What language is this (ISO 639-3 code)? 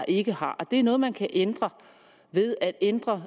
dan